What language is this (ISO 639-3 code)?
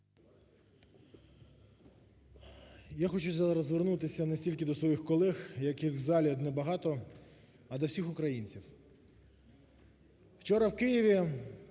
ukr